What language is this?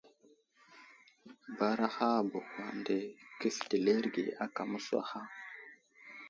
Wuzlam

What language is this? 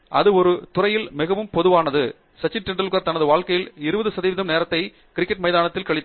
Tamil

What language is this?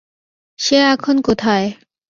Bangla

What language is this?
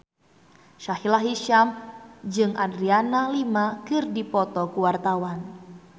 Sundanese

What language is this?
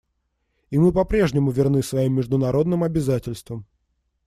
Russian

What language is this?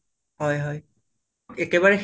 Assamese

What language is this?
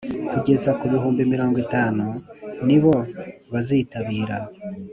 Kinyarwanda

